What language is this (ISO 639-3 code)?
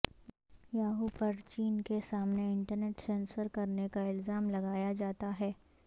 urd